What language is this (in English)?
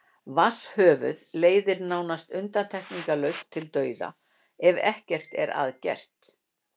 Icelandic